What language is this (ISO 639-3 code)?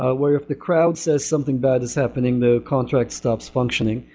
eng